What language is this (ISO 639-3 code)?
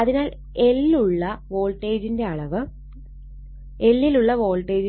mal